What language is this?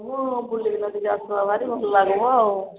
Odia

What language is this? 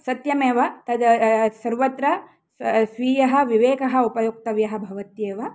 Sanskrit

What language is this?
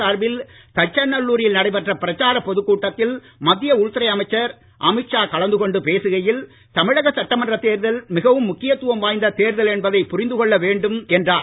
Tamil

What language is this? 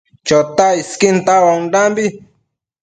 Matsés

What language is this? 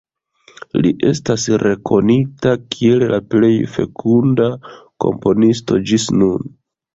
Esperanto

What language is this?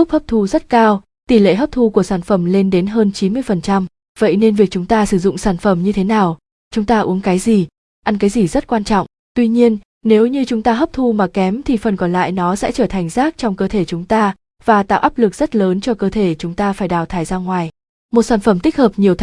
Vietnamese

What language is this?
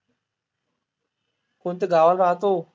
Marathi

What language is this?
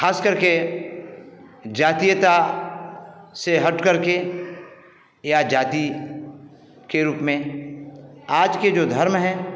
Hindi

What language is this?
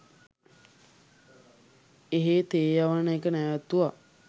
Sinhala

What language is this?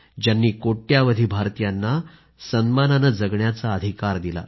Marathi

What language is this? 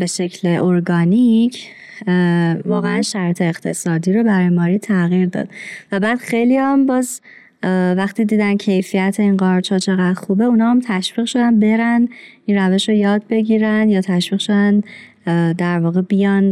Persian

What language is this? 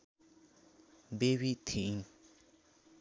Nepali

